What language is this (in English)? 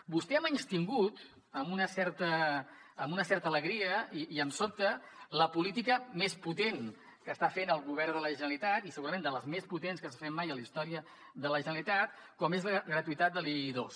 Catalan